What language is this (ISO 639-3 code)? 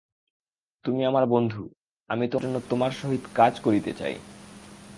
ben